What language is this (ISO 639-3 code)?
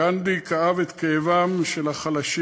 heb